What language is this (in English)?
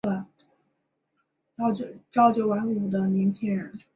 Chinese